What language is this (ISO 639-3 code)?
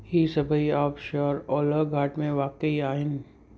snd